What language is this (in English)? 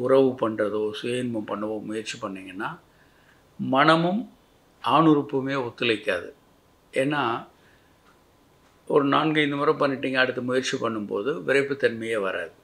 Tamil